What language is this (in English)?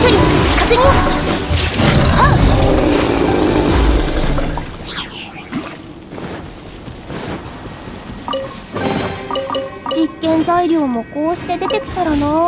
Japanese